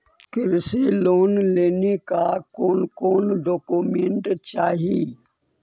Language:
Magahi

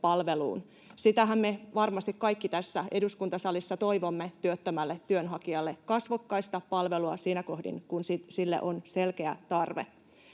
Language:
Finnish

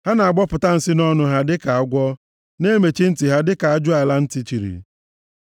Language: Igbo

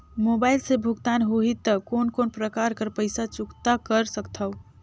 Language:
Chhattisgarhi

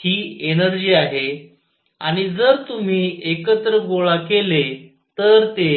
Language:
Marathi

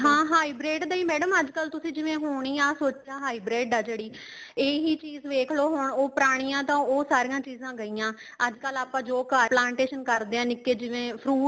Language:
Punjabi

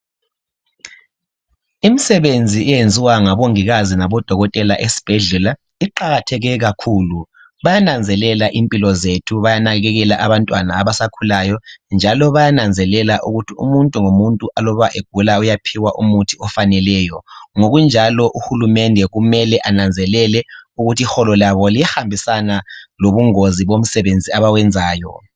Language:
North Ndebele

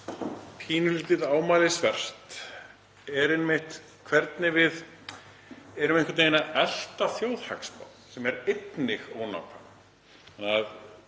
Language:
Icelandic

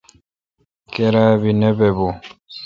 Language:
Kalkoti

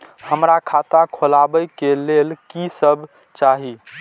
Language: Maithili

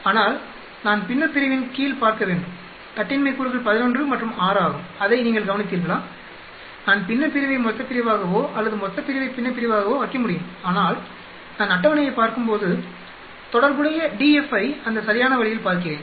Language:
Tamil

